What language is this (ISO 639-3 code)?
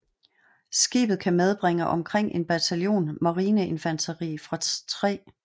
dan